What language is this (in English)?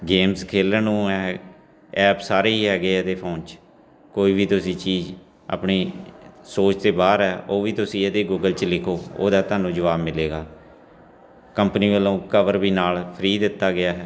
Punjabi